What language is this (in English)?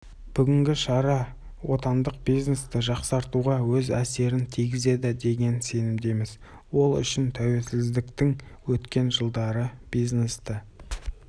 Kazakh